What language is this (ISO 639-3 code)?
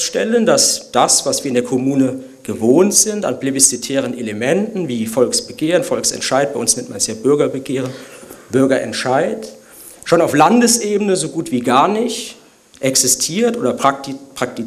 deu